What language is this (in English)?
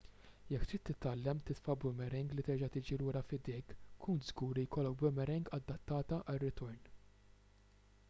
Maltese